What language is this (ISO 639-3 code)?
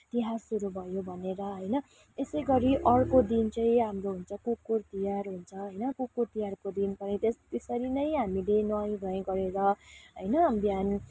nep